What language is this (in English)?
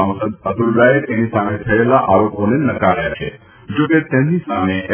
Gujarati